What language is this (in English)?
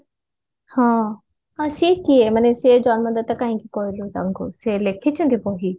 Odia